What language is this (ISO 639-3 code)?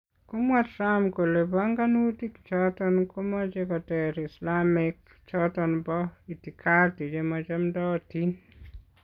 kln